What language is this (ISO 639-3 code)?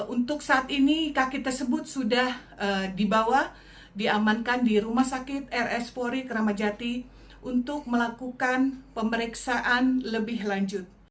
ind